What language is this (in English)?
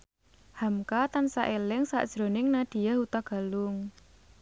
Javanese